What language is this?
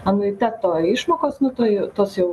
Lithuanian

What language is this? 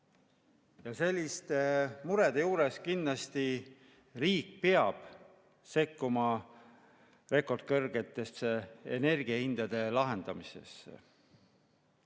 Estonian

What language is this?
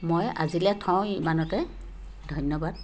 Assamese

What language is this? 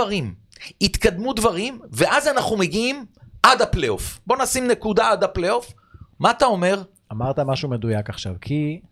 Hebrew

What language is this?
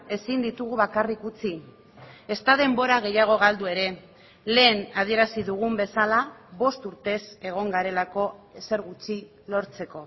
Basque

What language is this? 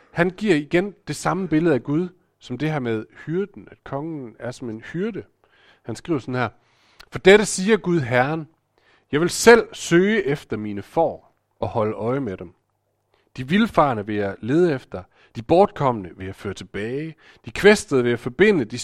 Danish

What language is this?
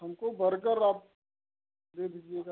Hindi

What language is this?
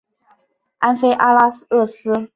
Chinese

